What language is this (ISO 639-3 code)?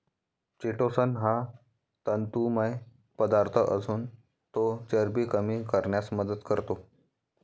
mar